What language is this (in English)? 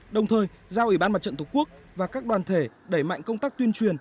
Vietnamese